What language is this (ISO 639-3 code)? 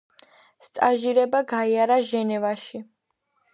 kat